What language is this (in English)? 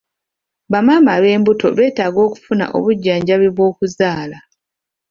Ganda